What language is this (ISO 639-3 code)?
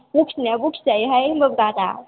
brx